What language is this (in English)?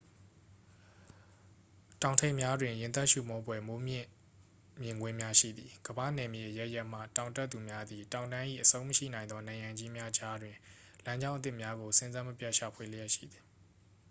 Burmese